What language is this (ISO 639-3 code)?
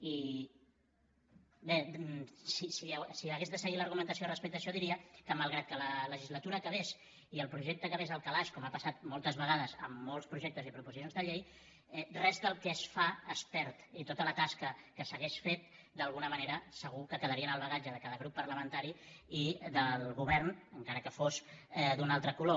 cat